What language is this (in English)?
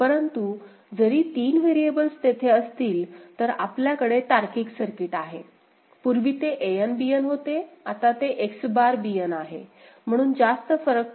Marathi